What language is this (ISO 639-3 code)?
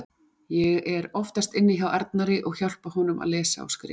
isl